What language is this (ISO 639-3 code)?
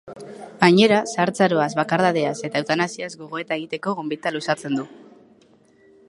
eus